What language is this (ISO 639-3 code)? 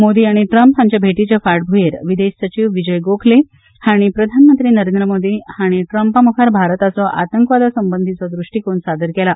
kok